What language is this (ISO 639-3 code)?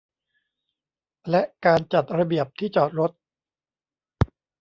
tha